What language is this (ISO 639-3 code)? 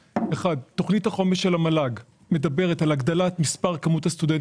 heb